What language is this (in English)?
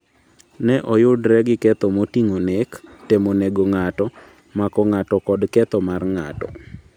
Luo (Kenya and Tanzania)